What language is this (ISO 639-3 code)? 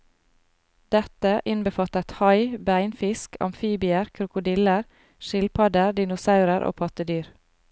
nor